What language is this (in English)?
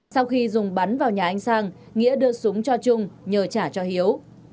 Vietnamese